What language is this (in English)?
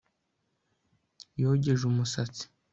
Kinyarwanda